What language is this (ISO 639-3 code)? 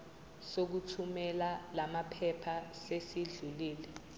zul